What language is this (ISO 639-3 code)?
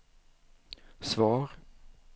swe